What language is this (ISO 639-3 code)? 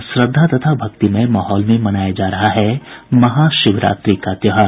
hin